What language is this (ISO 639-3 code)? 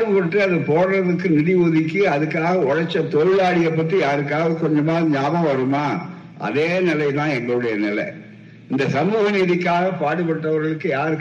tam